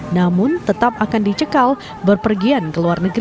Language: Indonesian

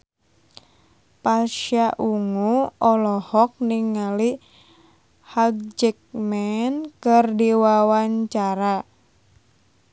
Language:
Sundanese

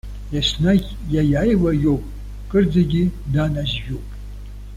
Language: Abkhazian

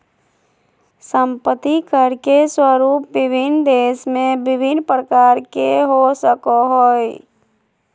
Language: Magahi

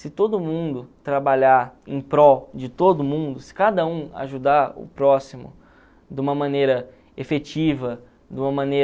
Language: Portuguese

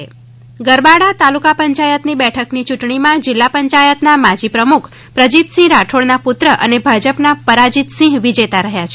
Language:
Gujarati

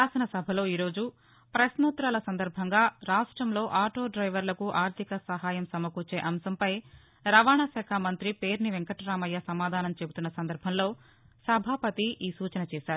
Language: Telugu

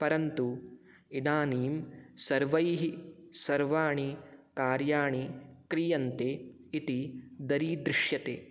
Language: Sanskrit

